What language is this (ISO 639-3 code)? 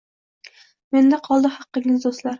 uzb